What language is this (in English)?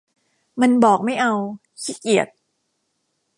Thai